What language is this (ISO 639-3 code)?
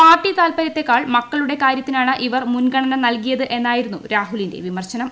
mal